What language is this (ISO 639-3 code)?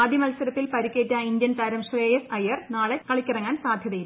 mal